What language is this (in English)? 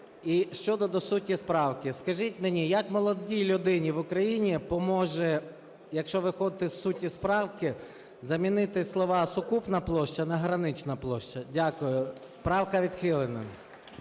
Ukrainian